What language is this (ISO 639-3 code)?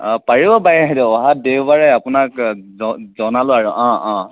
asm